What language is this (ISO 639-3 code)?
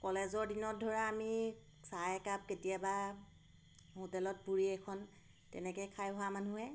asm